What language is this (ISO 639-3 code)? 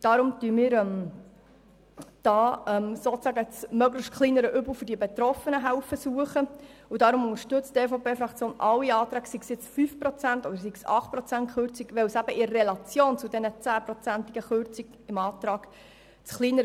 gsw